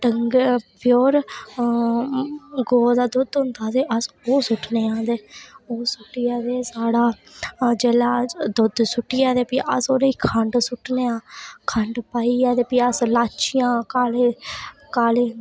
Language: Dogri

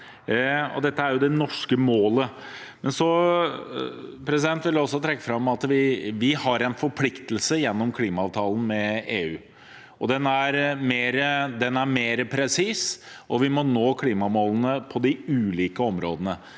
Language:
Norwegian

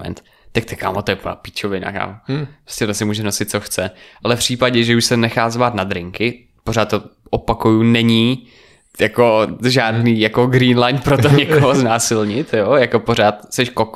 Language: Czech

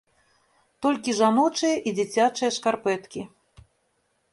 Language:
Belarusian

